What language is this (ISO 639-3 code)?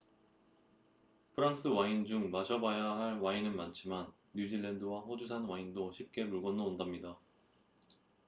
kor